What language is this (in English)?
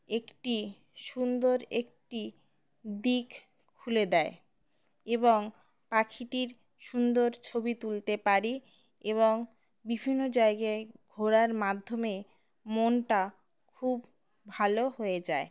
Bangla